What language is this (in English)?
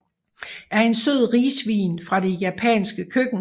Danish